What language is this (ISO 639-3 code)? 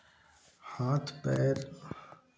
hin